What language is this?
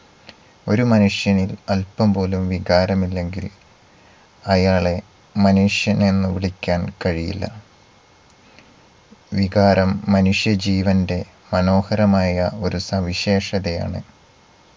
Malayalam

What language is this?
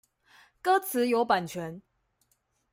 Chinese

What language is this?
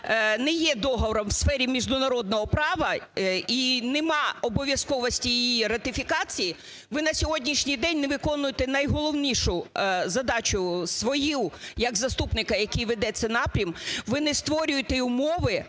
Ukrainian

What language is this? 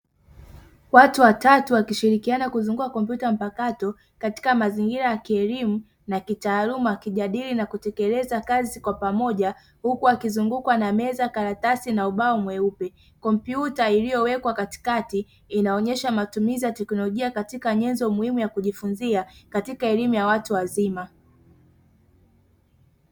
Swahili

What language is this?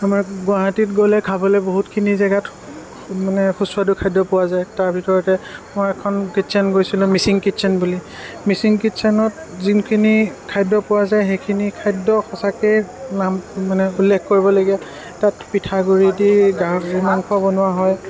Assamese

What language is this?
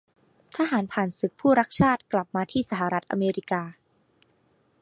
Thai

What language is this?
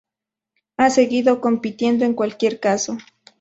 Spanish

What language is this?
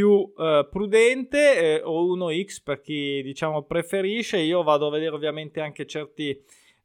Italian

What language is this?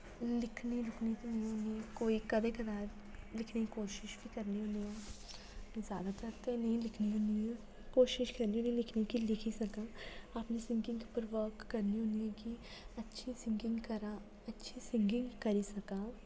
Dogri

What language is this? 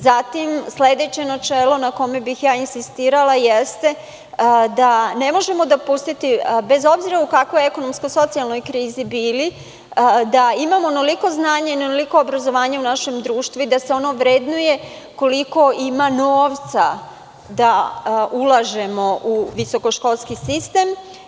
Serbian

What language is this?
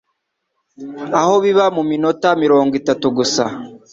Kinyarwanda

